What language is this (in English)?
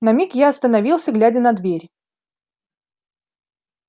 Russian